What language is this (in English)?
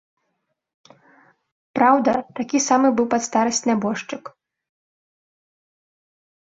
Belarusian